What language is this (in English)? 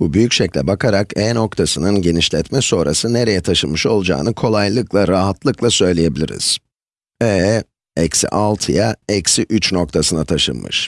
Turkish